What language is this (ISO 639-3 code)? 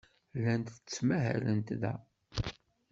kab